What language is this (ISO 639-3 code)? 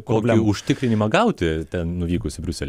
lit